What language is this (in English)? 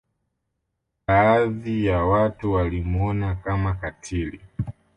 Swahili